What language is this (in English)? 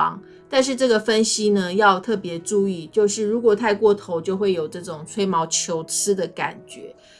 Chinese